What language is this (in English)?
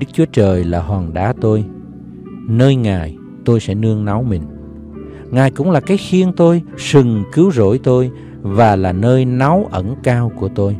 Vietnamese